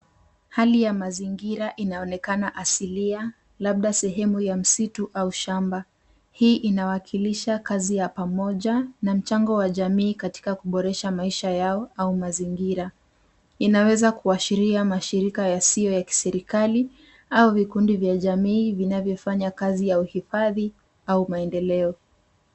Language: Swahili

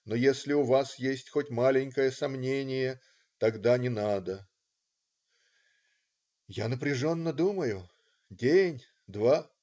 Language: Russian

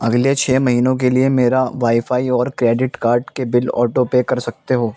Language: Urdu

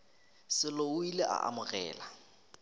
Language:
Northern Sotho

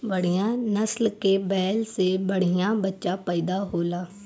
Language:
Bhojpuri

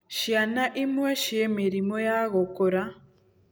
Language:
Kikuyu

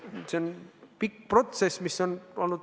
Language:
Estonian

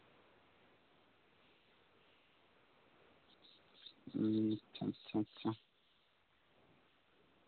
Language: Santali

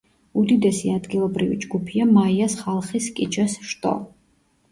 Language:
Georgian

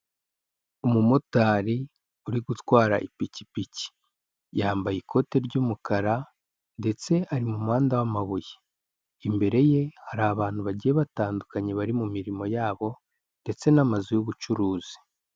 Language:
Kinyarwanda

